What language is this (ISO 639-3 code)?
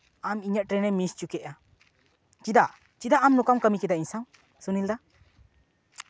sat